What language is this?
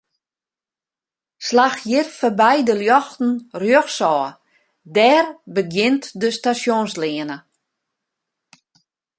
Western Frisian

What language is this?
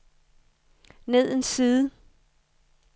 Danish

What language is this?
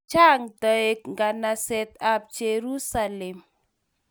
Kalenjin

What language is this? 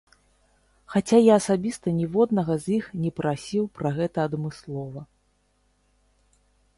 Belarusian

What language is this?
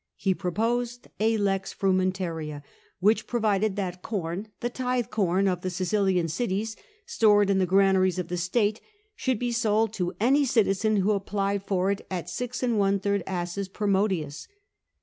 English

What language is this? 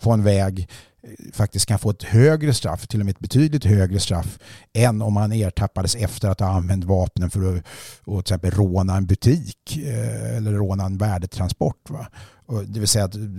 Swedish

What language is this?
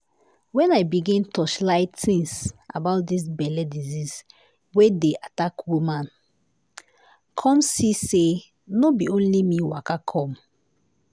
Nigerian Pidgin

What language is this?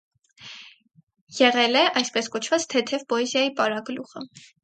Armenian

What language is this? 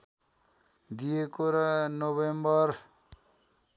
Nepali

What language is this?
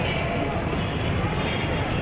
Thai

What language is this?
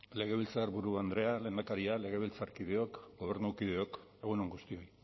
Basque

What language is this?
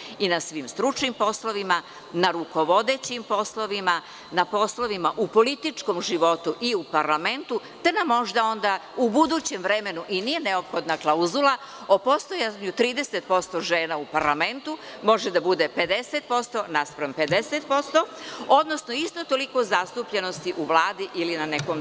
Serbian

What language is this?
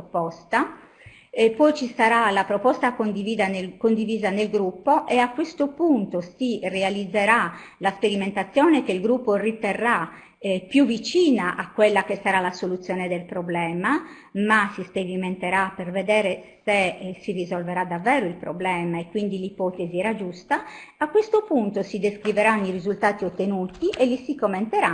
Italian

